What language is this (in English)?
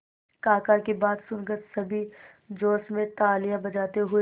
Hindi